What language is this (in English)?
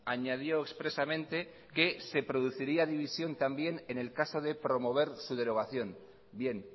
Spanish